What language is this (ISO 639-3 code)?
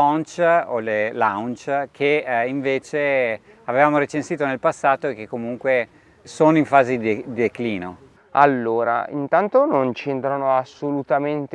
ita